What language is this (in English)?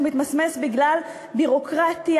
Hebrew